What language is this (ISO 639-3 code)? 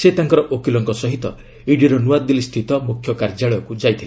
ori